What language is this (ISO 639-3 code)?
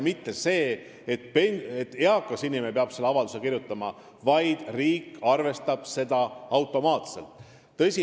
est